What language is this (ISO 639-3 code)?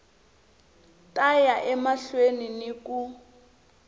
tso